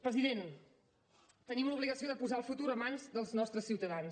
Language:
Catalan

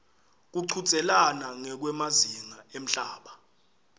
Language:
Swati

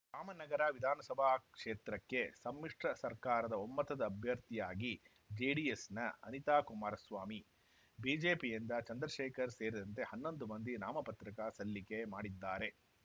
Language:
Kannada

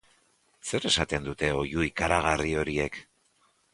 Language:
Basque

